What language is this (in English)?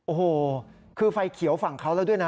Thai